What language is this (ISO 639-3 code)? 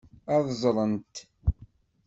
kab